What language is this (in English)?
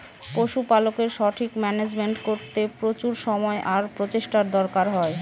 Bangla